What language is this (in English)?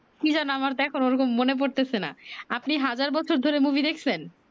Bangla